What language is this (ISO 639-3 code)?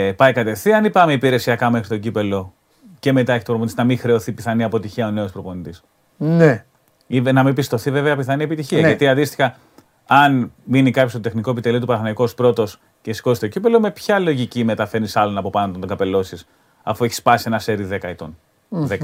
ell